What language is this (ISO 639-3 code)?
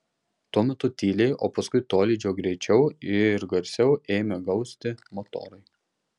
lit